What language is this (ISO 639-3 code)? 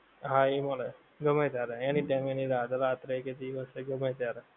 guj